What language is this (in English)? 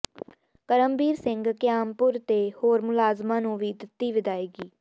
Punjabi